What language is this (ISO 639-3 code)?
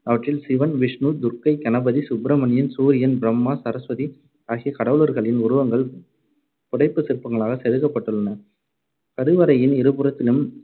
tam